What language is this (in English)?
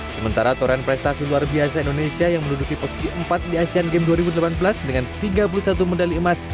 Indonesian